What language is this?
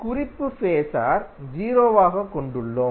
Tamil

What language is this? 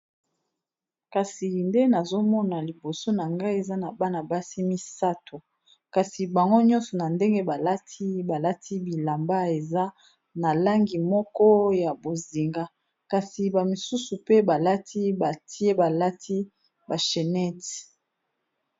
Lingala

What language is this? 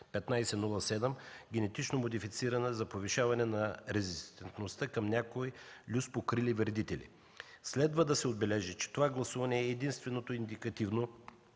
Bulgarian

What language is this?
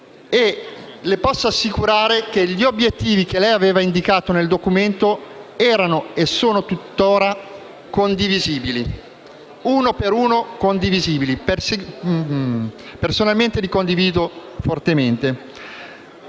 Italian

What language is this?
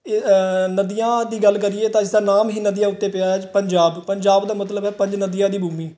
Punjabi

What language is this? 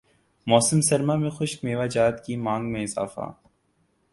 Urdu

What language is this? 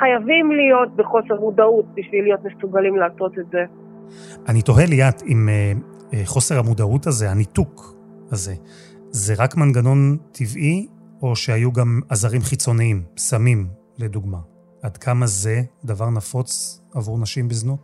Hebrew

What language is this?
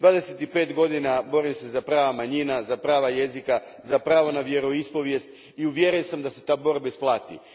Croatian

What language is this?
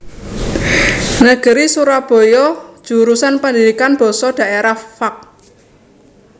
Javanese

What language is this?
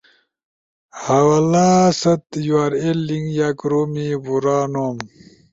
Ushojo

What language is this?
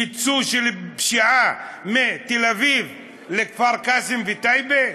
Hebrew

